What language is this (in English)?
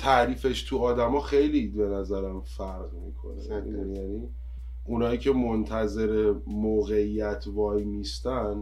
Persian